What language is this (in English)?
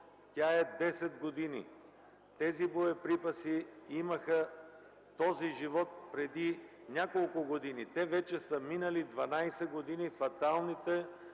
Bulgarian